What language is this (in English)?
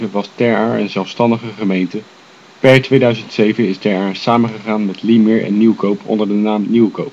Dutch